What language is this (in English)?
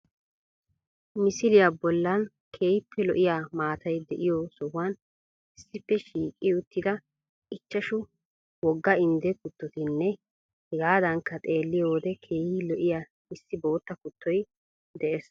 Wolaytta